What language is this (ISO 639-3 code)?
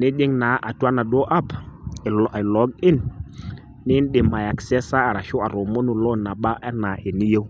mas